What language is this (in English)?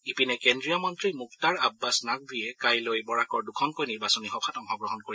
Assamese